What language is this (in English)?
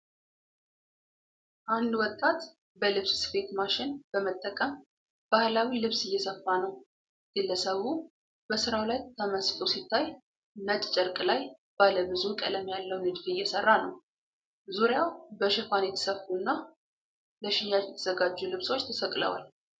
Amharic